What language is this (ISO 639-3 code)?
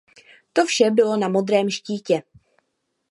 ces